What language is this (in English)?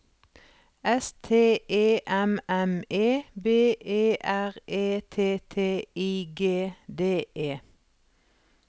Norwegian